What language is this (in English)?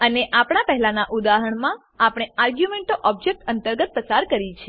Gujarati